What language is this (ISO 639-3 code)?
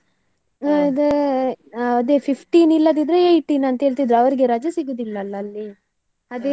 kan